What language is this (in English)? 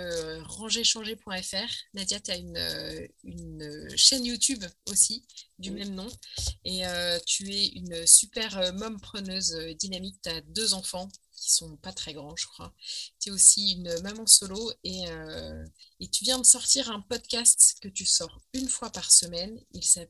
French